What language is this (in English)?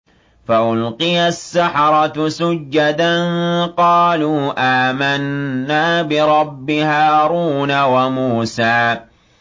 Arabic